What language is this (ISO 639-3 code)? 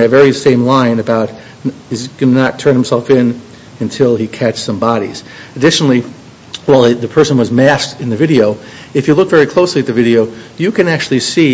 eng